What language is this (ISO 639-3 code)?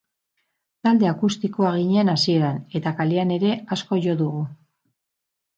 eus